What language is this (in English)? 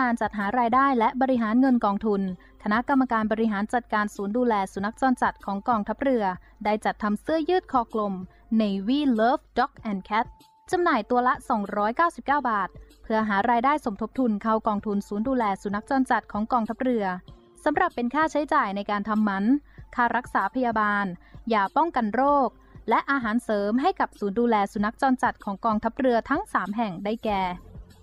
Thai